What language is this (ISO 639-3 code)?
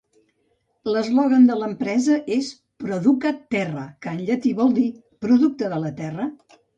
cat